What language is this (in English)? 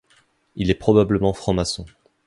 French